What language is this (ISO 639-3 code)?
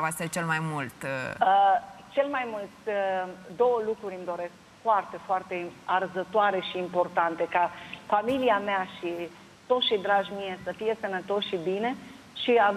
ron